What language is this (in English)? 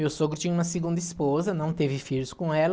Portuguese